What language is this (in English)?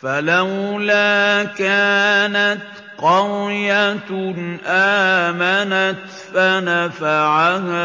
Arabic